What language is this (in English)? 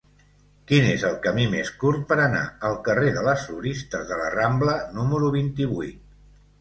Catalan